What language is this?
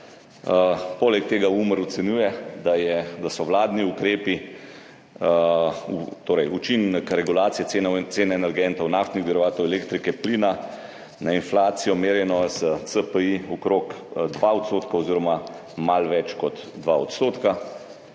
Slovenian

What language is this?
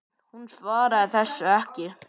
Icelandic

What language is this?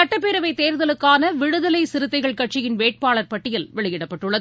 Tamil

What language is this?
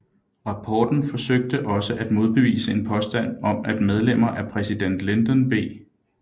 Danish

